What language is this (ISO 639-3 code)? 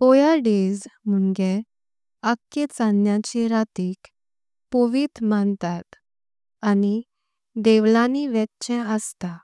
kok